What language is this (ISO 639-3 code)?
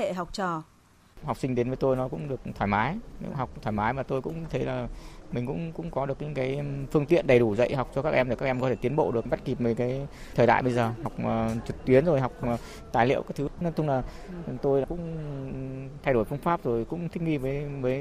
vie